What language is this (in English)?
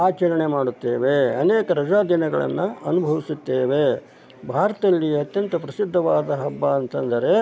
Kannada